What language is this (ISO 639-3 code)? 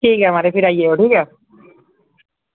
doi